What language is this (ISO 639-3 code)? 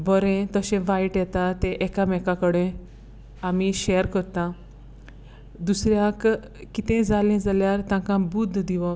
kok